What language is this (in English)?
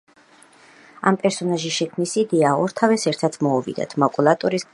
Georgian